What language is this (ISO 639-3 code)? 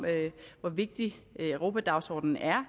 dan